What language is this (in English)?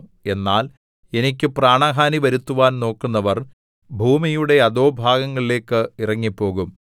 Malayalam